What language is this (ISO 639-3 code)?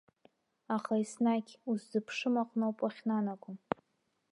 abk